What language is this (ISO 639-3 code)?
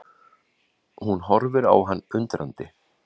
isl